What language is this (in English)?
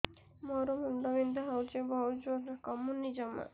Odia